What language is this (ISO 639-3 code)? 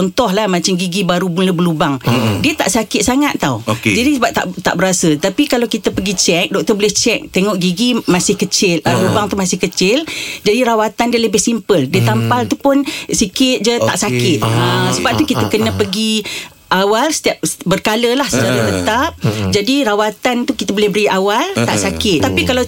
msa